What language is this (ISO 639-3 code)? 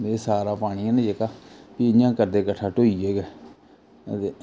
doi